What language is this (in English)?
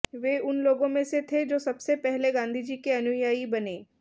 Hindi